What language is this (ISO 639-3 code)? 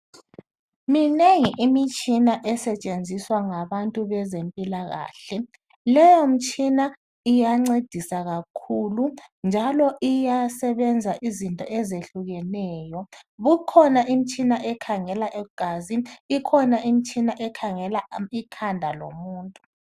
nde